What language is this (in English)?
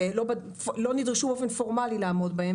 Hebrew